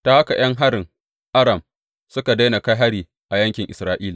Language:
Hausa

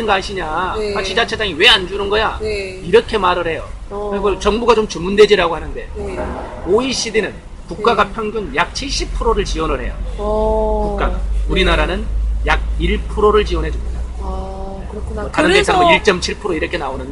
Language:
Korean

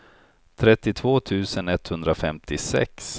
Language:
Swedish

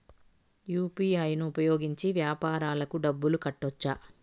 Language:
Telugu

